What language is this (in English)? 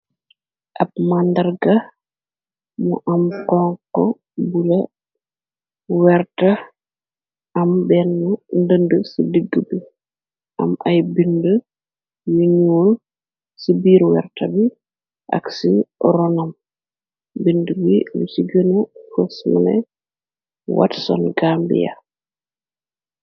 Wolof